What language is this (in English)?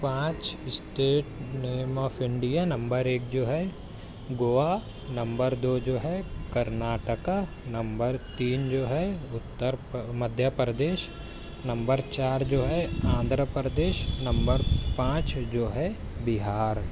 Urdu